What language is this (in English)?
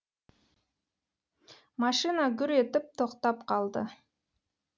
Kazakh